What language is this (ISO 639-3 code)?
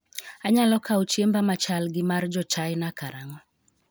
luo